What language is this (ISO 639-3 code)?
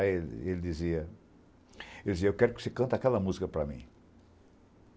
por